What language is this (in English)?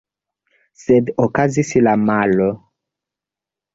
Esperanto